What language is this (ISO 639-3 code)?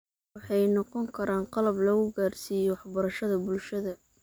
som